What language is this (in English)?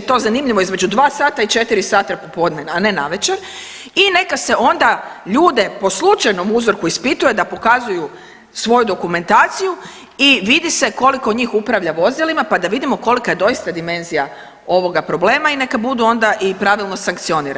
Croatian